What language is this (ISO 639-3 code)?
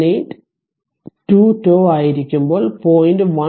mal